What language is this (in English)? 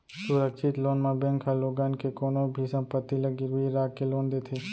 Chhattisgarhi